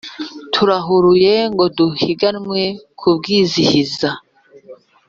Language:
Kinyarwanda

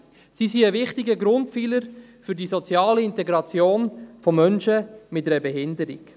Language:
Swiss German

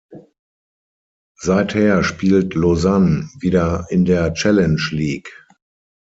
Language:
German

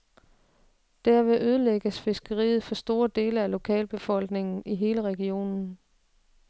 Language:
Danish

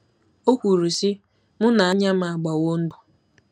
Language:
Igbo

